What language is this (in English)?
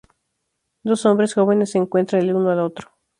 Spanish